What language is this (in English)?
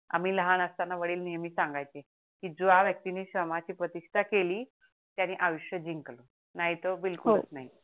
Marathi